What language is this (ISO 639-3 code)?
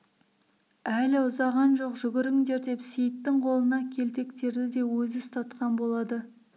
kaz